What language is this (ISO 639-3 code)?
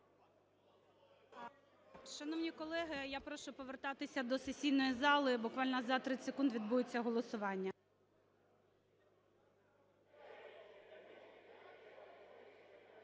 ukr